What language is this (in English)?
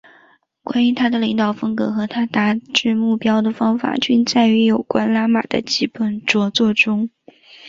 Chinese